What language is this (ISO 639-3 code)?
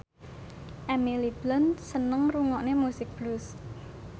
jav